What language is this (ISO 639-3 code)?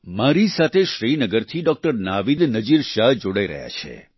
guj